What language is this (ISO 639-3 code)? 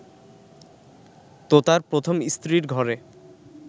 ben